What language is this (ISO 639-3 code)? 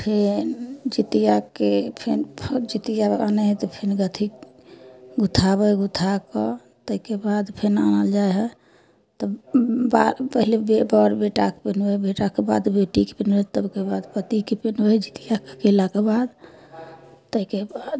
mai